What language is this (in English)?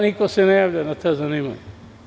Serbian